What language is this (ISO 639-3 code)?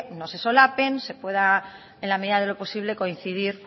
spa